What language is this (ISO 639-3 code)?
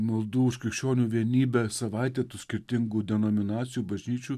lit